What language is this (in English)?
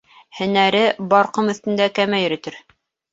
Bashkir